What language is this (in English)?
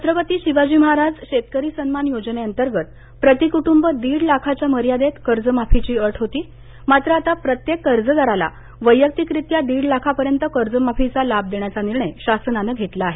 Marathi